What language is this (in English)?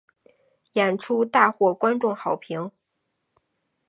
Chinese